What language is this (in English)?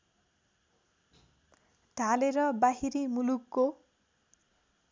Nepali